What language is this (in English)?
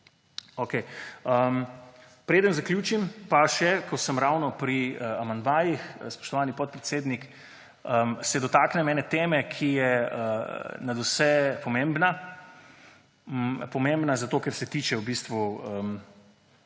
Slovenian